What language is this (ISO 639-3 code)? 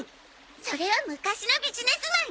jpn